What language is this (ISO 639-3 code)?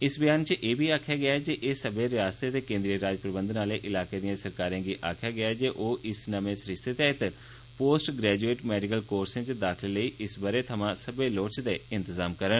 doi